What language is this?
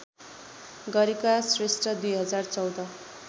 Nepali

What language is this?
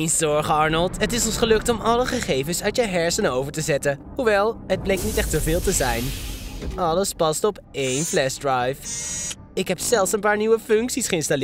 Dutch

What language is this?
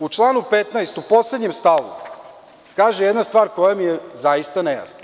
Serbian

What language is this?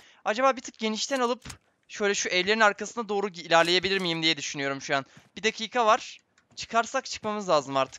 Turkish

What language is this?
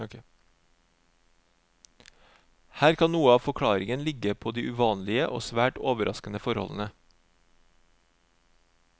Norwegian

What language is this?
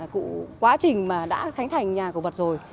Vietnamese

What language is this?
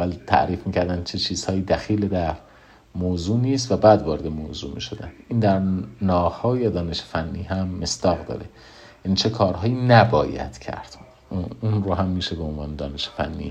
Persian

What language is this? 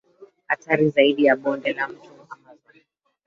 Swahili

